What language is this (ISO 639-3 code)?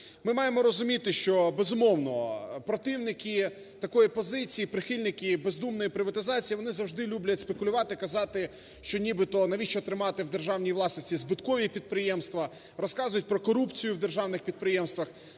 ukr